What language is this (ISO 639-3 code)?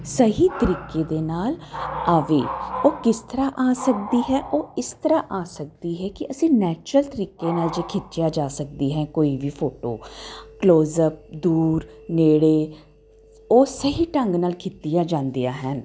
pan